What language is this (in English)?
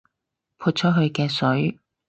Cantonese